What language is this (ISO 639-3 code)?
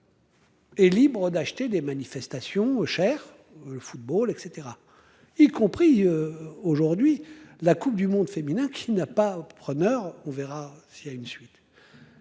fra